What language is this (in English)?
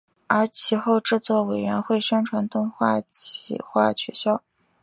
Chinese